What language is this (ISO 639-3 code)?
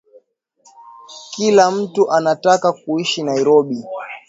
swa